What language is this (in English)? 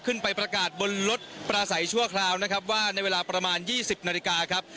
Thai